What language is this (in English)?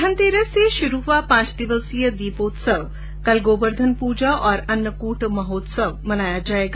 Hindi